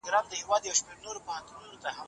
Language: Pashto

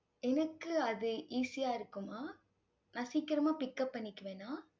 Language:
Tamil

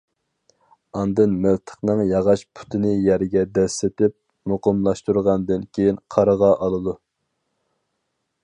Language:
Uyghur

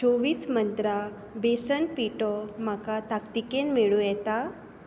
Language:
Konkani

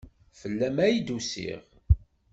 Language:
Kabyle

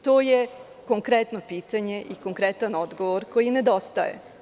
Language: Serbian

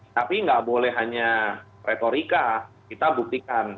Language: Indonesian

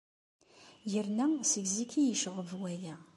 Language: Kabyle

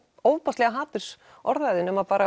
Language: Icelandic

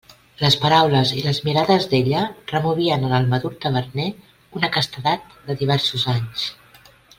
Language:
Catalan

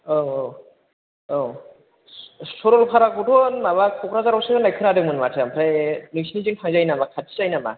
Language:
Bodo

